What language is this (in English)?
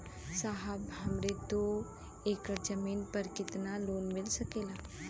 Bhojpuri